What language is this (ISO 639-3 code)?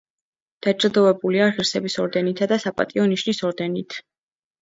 kat